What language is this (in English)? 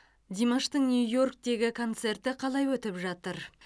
Kazakh